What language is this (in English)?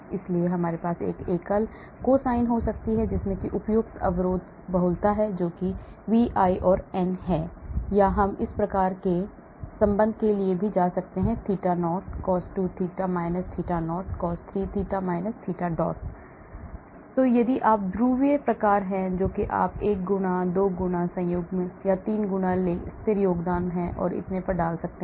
Hindi